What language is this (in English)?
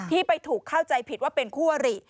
Thai